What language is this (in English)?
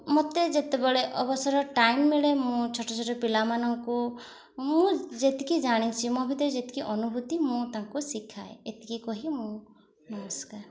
Odia